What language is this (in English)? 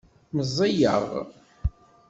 Kabyle